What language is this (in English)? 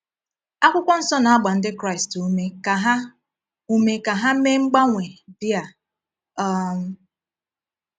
Igbo